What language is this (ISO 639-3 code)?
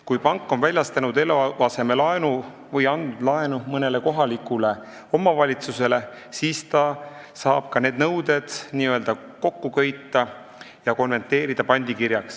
est